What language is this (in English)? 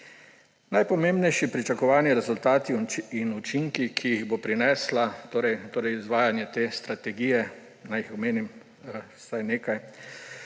Slovenian